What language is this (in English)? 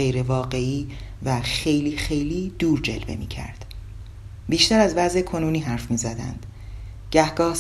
Persian